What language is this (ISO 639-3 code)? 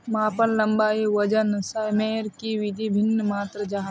mag